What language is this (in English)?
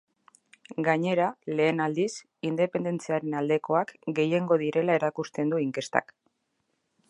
Basque